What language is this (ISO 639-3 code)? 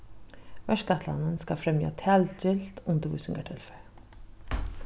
fao